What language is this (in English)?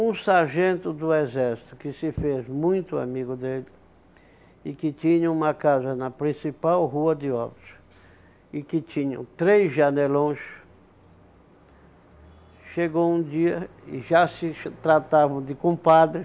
Portuguese